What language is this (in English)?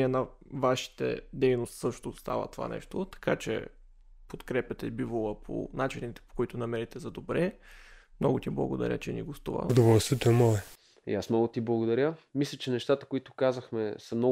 Bulgarian